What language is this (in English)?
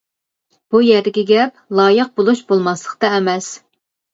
Uyghur